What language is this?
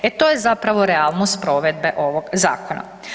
Croatian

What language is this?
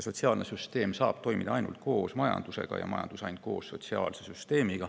Estonian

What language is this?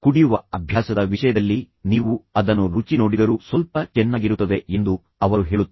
Kannada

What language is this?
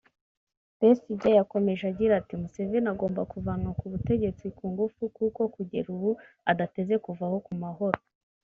Kinyarwanda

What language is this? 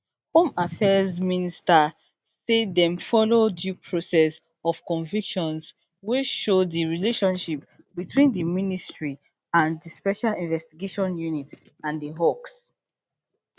Nigerian Pidgin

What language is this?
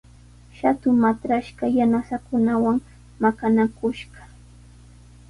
Sihuas Ancash Quechua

